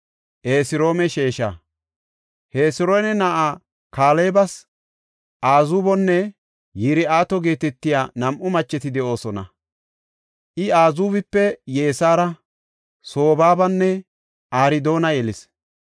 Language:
Gofa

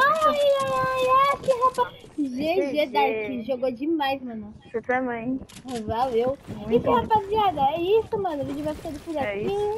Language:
Portuguese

